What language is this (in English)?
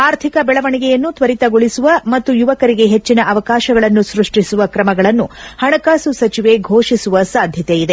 Kannada